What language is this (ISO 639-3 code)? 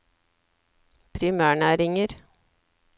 nor